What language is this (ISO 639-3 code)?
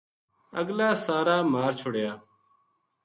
gju